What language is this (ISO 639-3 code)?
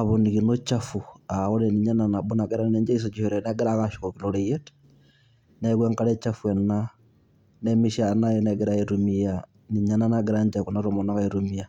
mas